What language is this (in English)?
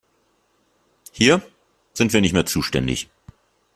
German